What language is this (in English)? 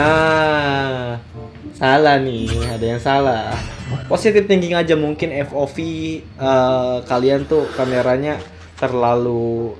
Indonesian